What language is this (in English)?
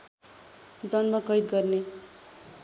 Nepali